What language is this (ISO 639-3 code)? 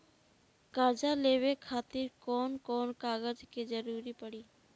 bho